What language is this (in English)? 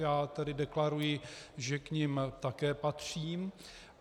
Czech